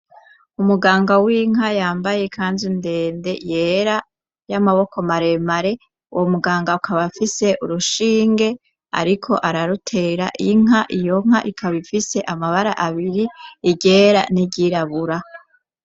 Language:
Rundi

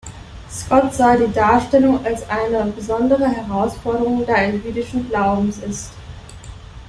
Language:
German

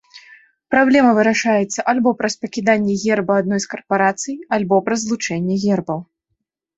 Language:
Belarusian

